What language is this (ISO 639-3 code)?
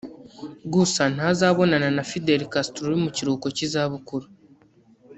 kin